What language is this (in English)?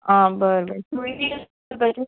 Konkani